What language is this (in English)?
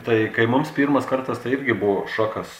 Lithuanian